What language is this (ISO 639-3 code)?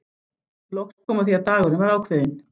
isl